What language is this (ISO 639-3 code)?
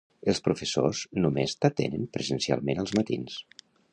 cat